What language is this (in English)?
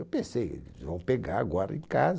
Portuguese